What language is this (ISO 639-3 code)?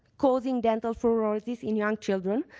eng